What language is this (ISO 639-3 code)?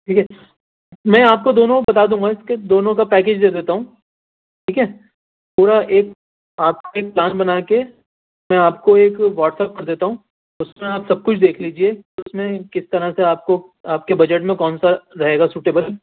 urd